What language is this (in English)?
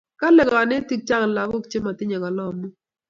Kalenjin